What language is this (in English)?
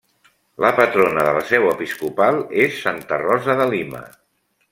Catalan